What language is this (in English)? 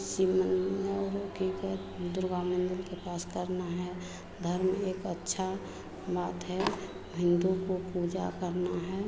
Hindi